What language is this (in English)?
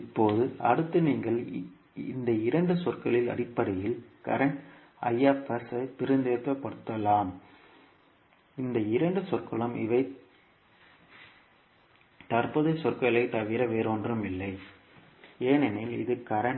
Tamil